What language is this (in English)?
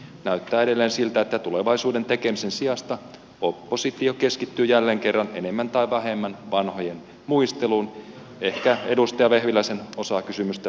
Finnish